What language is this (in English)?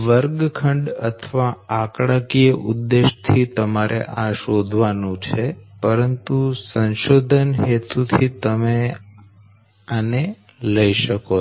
Gujarati